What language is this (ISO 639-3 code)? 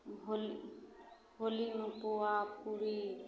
mai